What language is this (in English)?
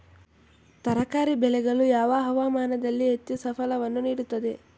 Kannada